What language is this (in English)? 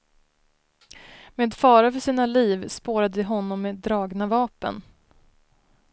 Swedish